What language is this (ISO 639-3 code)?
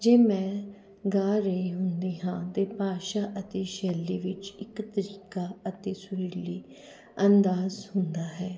pan